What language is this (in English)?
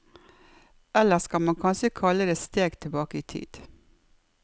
Norwegian